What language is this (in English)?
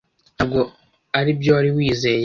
Kinyarwanda